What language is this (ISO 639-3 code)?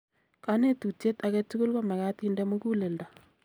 kln